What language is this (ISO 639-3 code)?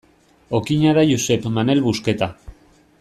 eus